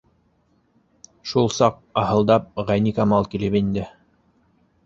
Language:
Bashkir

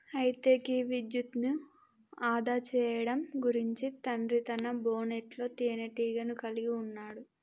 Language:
Telugu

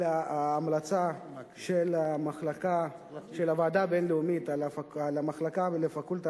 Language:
Hebrew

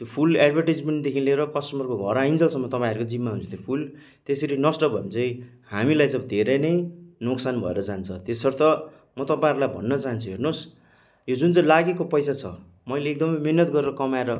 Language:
Nepali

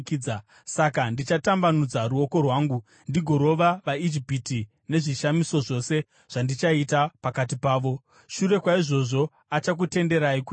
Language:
Shona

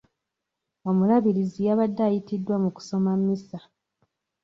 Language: Ganda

